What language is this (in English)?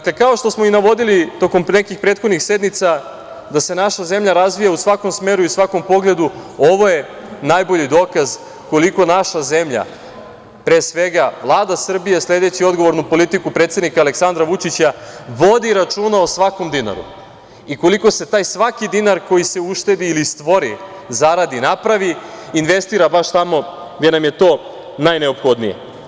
Serbian